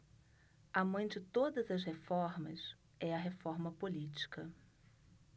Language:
Portuguese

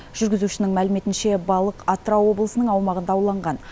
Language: Kazakh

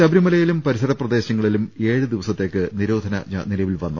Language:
Malayalam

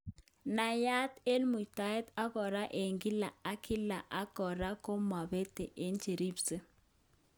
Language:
Kalenjin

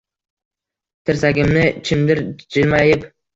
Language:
Uzbek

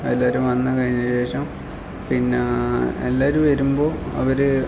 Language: Malayalam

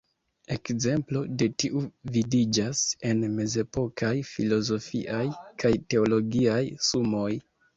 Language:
Esperanto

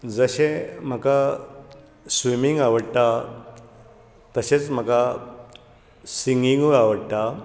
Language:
Konkani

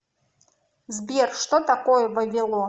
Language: Russian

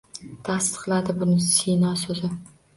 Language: Uzbek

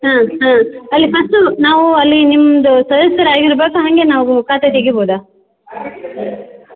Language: Kannada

